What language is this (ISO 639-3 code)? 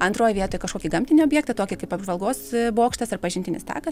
lit